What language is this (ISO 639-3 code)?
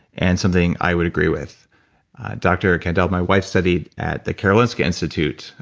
eng